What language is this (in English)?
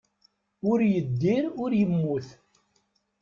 Kabyle